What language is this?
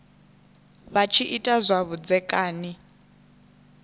Venda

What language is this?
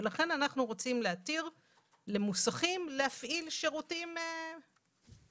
Hebrew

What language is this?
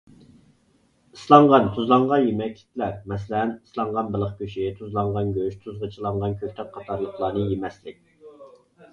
Uyghur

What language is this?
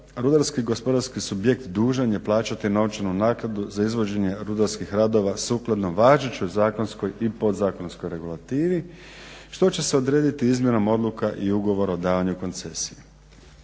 Croatian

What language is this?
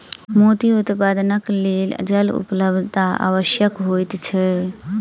Maithili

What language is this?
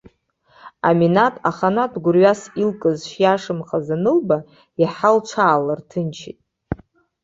Abkhazian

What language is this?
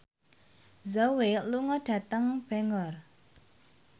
Javanese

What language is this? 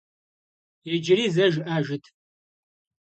Kabardian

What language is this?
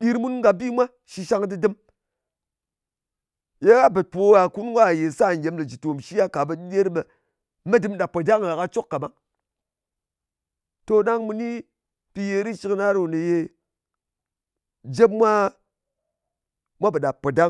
Ngas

